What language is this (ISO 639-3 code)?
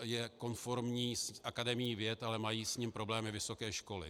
ces